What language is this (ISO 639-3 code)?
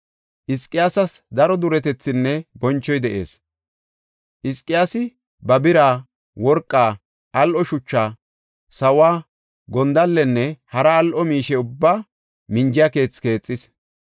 gof